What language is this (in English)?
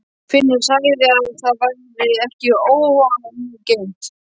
Icelandic